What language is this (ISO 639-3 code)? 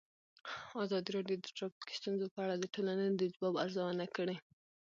pus